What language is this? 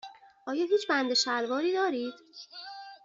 Persian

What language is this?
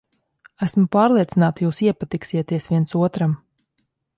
Latvian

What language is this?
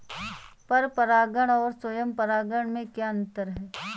Hindi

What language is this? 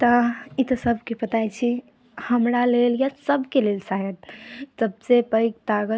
Maithili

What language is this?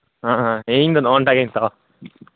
Santali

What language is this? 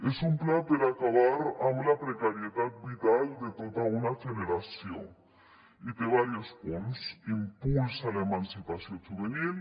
Catalan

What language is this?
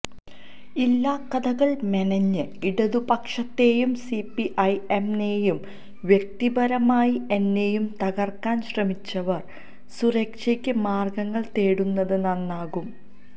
Malayalam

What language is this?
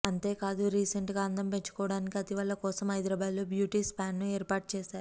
Telugu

